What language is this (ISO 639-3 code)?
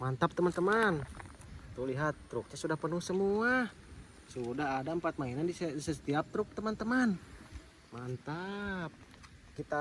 ind